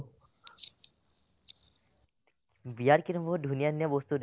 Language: Assamese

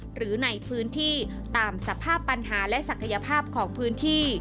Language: Thai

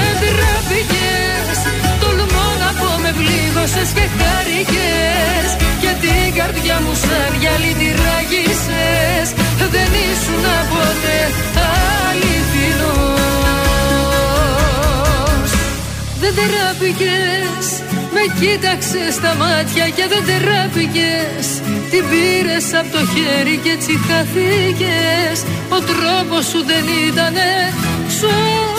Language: Greek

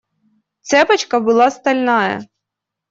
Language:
Russian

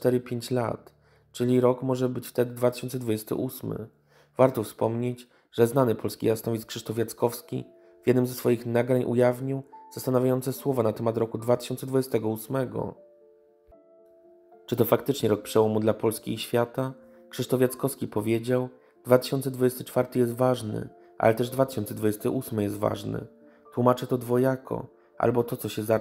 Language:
Polish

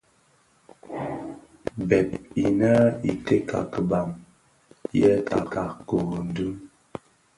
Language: Bafia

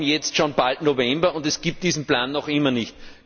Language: German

